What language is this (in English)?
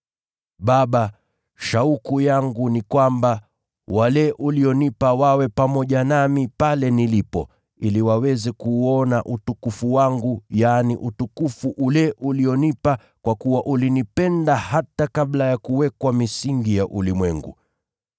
Swahili